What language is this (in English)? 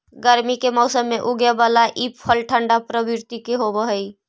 Magahi